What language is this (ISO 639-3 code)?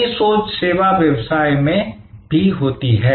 hin